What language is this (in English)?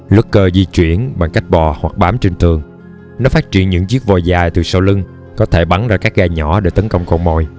Vietnamese